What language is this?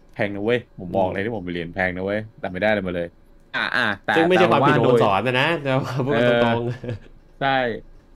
Thai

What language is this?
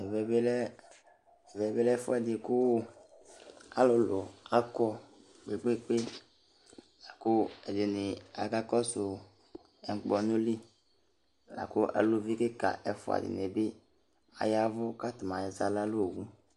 Ikposo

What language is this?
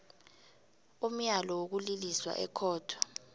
South Ndebele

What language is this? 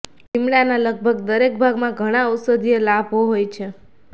Gujarati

